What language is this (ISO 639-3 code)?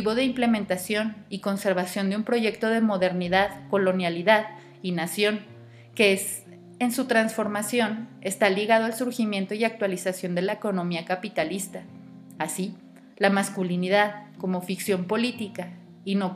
spa